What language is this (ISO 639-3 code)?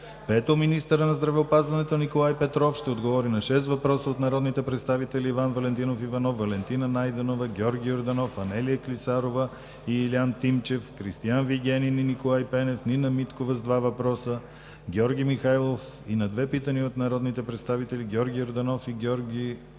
bul